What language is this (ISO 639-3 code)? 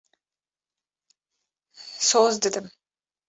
kur